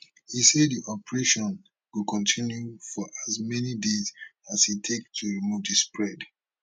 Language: Nigerian Pidgin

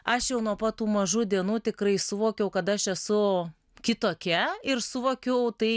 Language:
Lithuanian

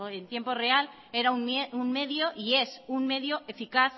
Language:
Spanish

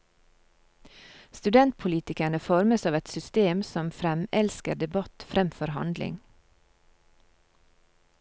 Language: Norwegian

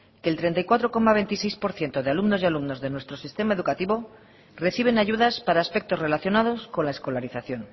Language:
Spanish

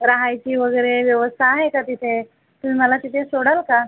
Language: Marathi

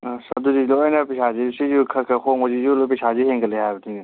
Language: Manipuri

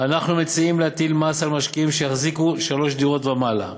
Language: Hebrew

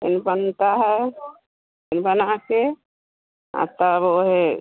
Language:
Hindi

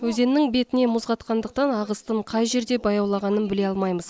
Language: Kazakh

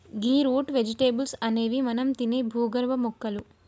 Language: Telugu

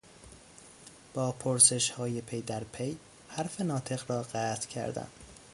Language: Persian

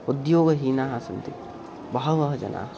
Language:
Sanskrit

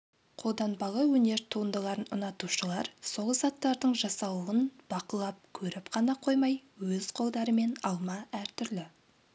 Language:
Kazakh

